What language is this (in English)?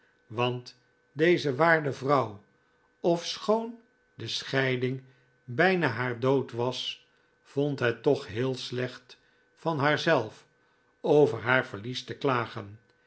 Dutch